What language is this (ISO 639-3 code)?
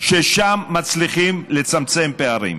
heb